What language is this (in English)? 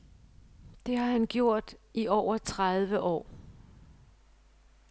Danish